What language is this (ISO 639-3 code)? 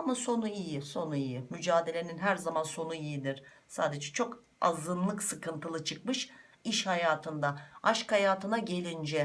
tur